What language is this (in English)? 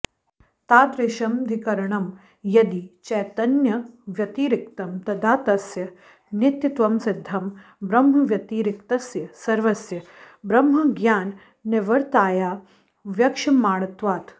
Sanskrit